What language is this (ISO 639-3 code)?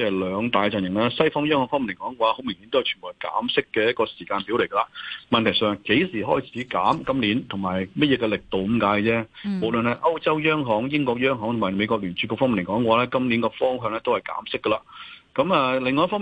zho